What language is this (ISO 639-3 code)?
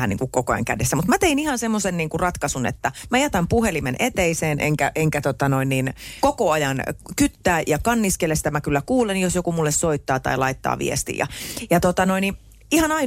fin